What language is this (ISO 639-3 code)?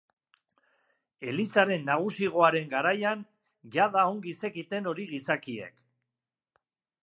eus